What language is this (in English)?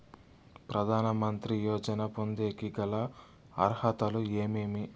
Telugu